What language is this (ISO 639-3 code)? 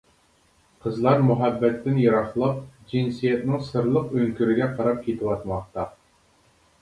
uig